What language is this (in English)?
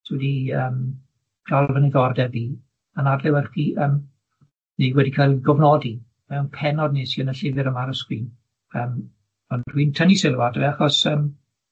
Welsh